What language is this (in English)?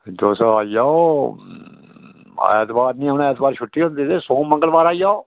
Dogri